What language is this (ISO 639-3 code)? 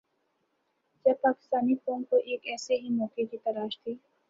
urd